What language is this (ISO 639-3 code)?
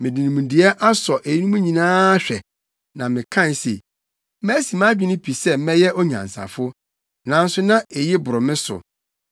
aka